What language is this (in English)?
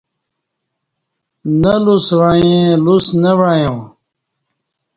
Kati